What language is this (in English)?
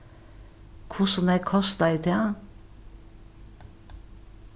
Faroese